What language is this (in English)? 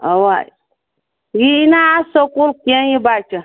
Kashmiri